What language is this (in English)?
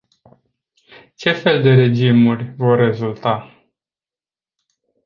Romanian